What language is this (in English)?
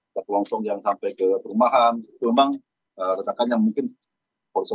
Indonesian